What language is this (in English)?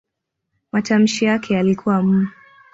Swahili